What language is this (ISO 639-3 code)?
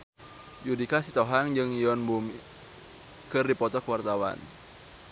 sun